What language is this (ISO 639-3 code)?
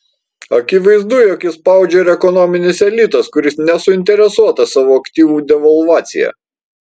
lit